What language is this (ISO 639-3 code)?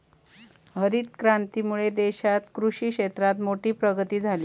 mar